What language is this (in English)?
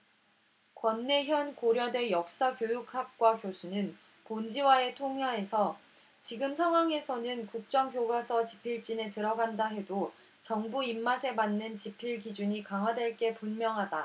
Korean